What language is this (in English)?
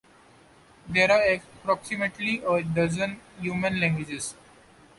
English